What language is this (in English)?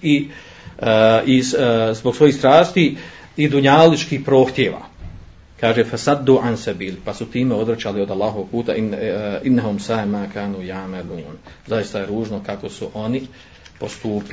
Croatian